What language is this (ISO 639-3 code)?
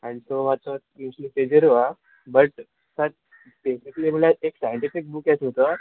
kok